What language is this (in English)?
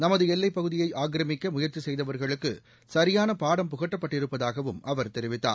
Tamil